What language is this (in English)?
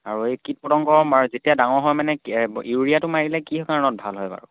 Assamese